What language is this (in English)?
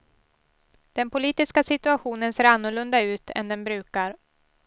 Swedish